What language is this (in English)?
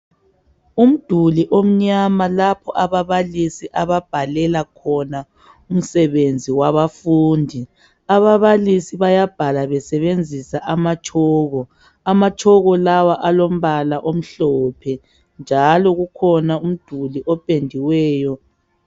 North Ndebele